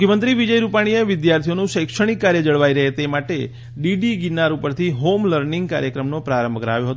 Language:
Gujarati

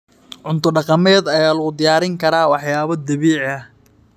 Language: Somali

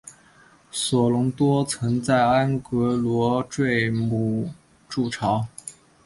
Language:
Chinese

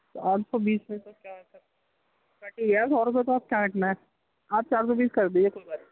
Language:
Urdu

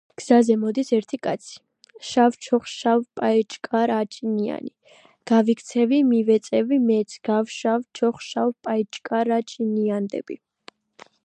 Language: Georgian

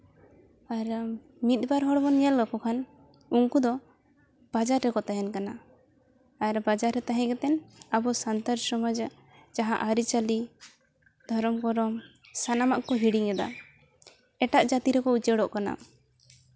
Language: Santali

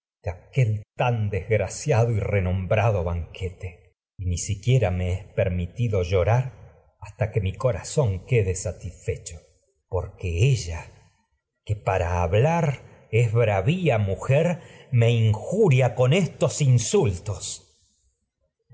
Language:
Spanish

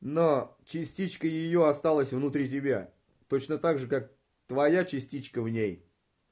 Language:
Russian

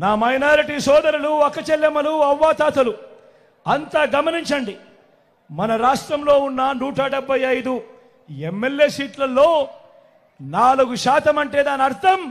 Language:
Telugu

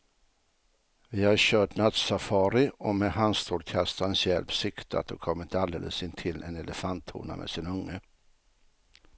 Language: Swedish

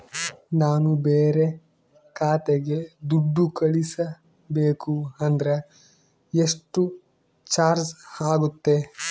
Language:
Kannada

